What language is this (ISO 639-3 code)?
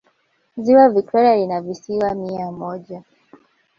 swa